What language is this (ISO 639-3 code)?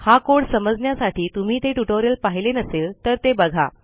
mar